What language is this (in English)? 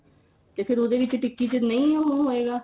Punjabi